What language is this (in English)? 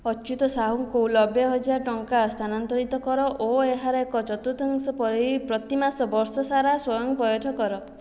Odia